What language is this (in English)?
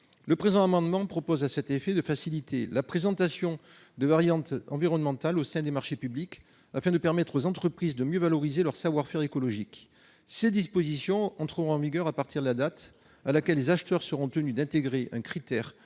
French